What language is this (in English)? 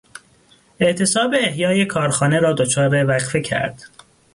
Persian